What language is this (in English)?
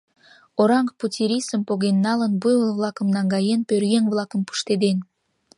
Mari